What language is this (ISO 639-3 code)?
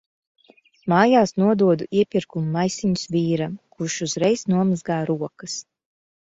lav